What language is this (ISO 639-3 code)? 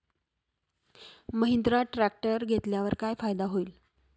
mar